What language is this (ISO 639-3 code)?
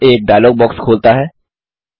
hin